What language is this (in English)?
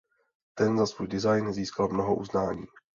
Czech